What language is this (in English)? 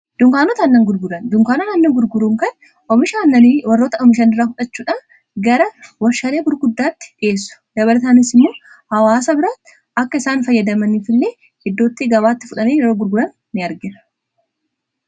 Oromo